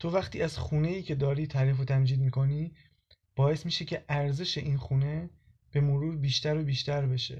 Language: Persian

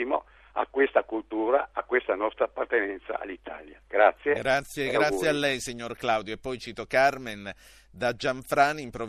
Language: Italian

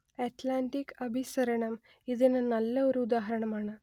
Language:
Malayalam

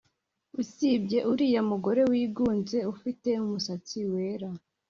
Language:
Kinyarwanda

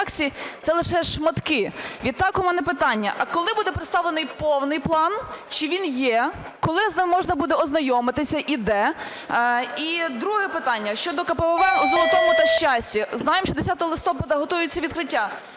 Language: Ukrainian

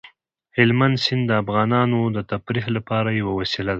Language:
Pashto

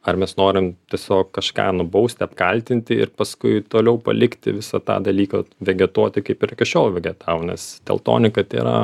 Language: Lithuanian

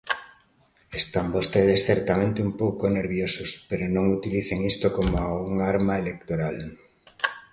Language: Galician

